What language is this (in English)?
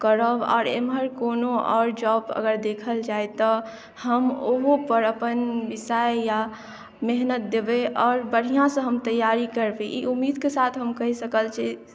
Maithili